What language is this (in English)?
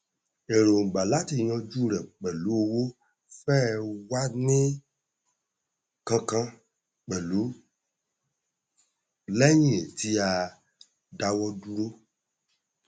Yoruba